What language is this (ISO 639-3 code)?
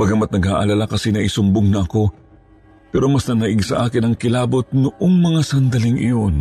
fil